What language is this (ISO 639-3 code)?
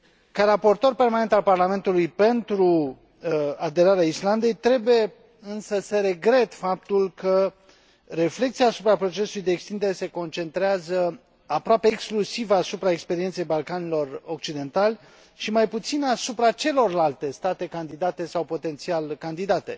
ron